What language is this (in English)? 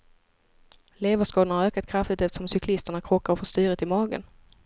Swedish